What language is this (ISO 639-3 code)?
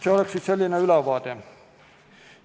est